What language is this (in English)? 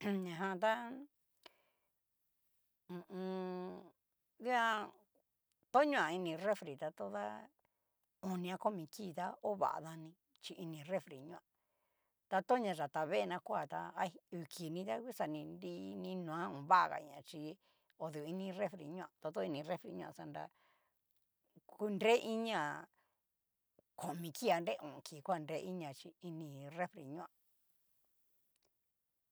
Cacaloxtepec Mixtec